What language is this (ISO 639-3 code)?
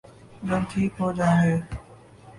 urd